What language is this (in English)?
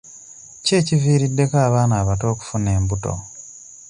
Ganda